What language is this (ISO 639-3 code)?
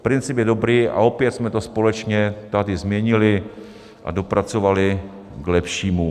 ces